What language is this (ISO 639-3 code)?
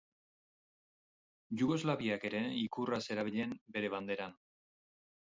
eus